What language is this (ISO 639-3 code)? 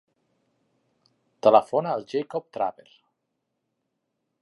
cat